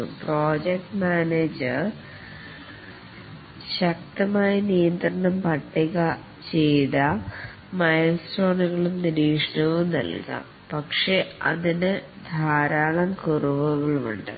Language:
Malayalam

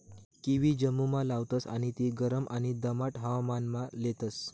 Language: Marathi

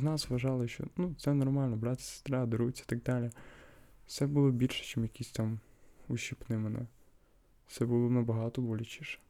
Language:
Ukrainian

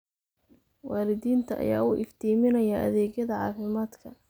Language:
Somali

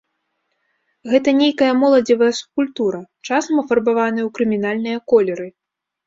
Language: Belarusian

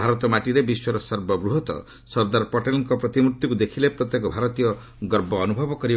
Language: Odia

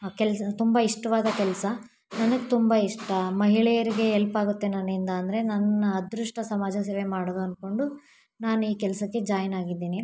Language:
Kannada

